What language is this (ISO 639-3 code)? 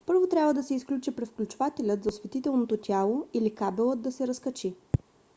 bul